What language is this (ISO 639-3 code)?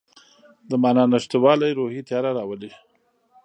pus